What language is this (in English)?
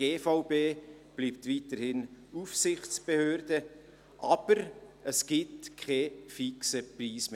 Swiss German